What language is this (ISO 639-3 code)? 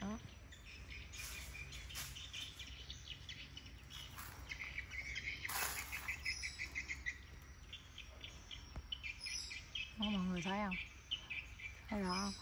vie